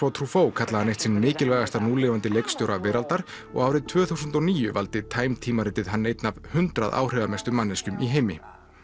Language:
Icelandic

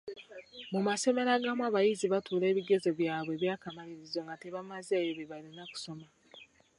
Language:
Ganda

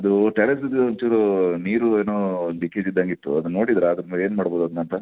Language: Kannada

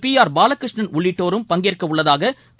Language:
Tamil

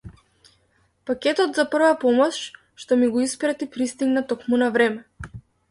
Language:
Macedonian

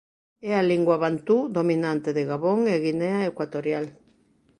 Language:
Galician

